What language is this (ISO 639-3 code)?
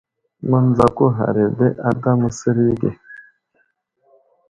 udl